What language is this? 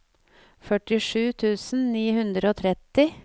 Norwegian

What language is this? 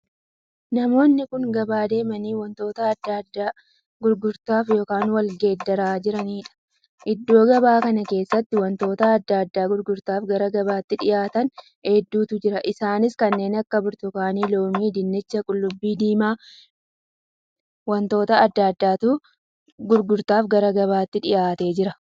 Oromo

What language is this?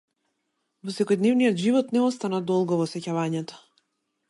Macedonian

